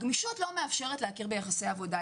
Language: Hebrew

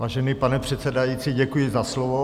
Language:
Czech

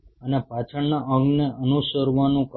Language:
Gujarati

